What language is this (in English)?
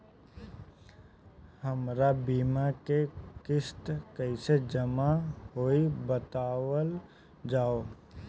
Bhojpuri